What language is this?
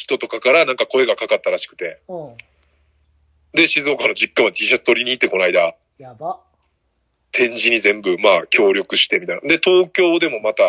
Japanese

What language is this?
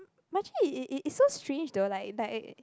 English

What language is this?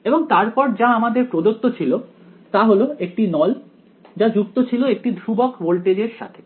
Bangla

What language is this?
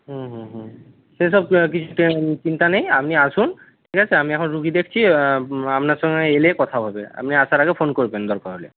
Bangla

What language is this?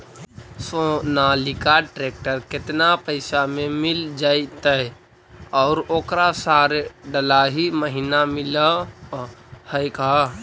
Magahi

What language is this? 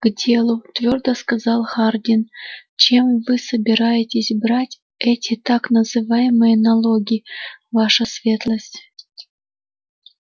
Russian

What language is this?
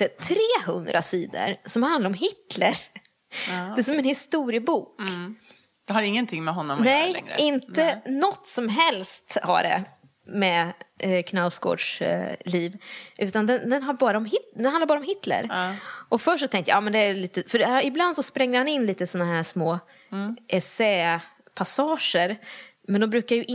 Swedish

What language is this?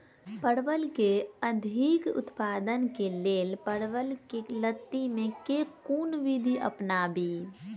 Maithili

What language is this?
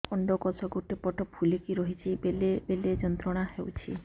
Odia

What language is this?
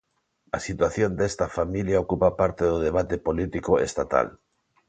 Galician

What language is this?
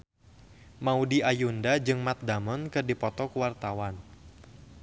Sundanese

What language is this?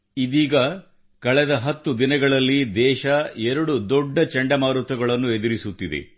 Kannada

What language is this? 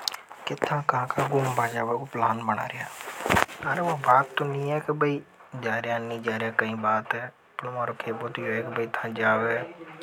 Hadothi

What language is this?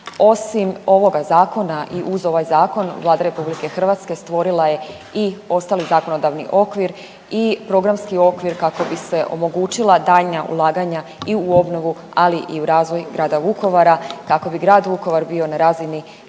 Croatian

